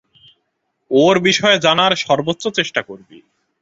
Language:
Bangla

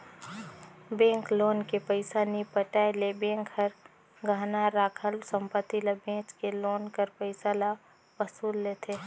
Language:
Chhattisgarhi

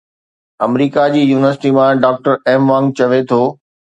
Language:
Sindhi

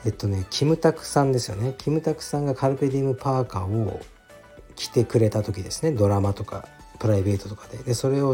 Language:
Japanese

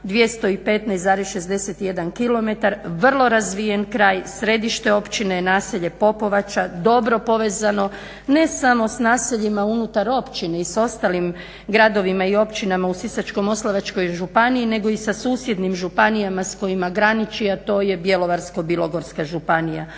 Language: Croatian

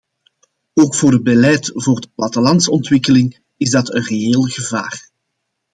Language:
Dutch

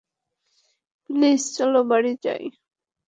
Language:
Bangla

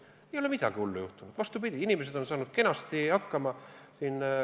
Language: Estonian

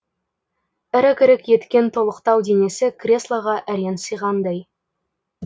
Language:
Kazakh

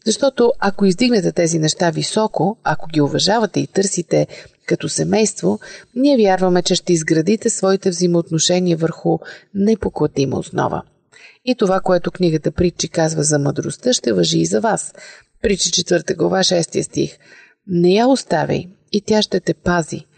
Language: Bulgarian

